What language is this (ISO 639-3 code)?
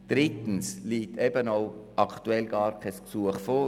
gsw